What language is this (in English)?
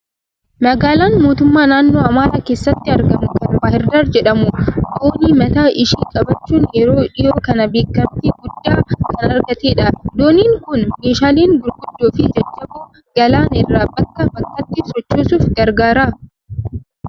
Oromo